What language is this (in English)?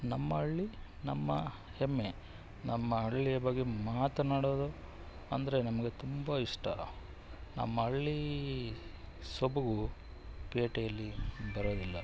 Kannada